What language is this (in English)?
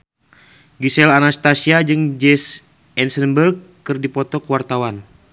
Sundanese